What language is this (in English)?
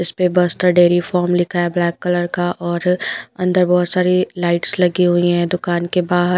Hindi